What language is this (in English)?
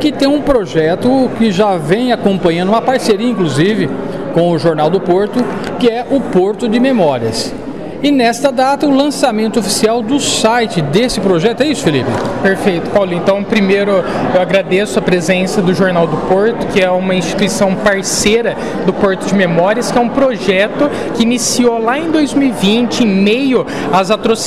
Portuguese